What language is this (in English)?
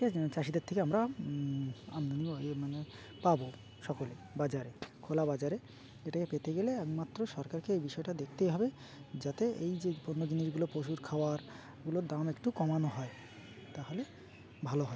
Bangla